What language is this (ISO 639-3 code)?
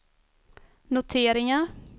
swe